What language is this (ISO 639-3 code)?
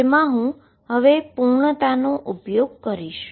guj